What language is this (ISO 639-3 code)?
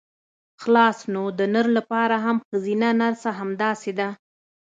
pus